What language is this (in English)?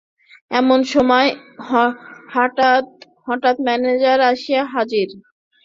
Bangla